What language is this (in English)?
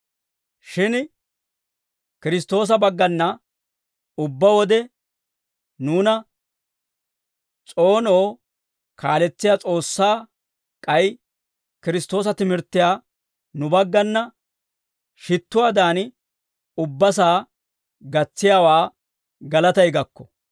Dawro